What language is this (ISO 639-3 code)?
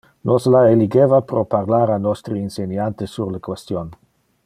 ina